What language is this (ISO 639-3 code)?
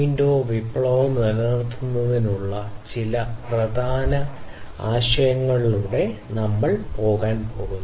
mal